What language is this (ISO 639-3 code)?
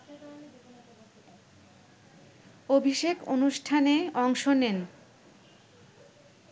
ben